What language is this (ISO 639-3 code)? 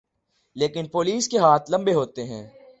urd